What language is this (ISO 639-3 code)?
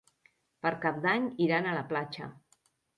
cat